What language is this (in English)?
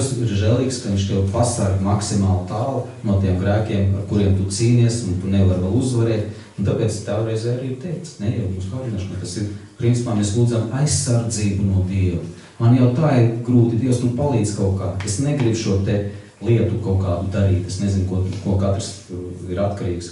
Latvian